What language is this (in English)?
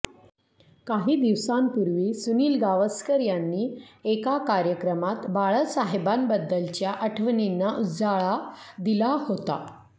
Marathi